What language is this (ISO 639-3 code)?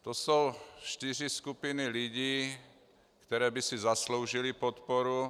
ces